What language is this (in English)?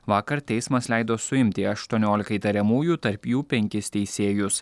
Lithuanian